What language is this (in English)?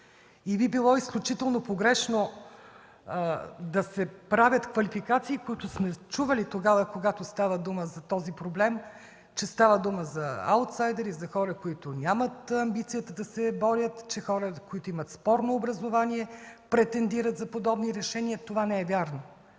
Bulgarian